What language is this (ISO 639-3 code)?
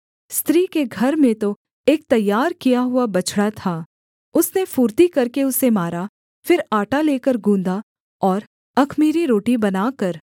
hin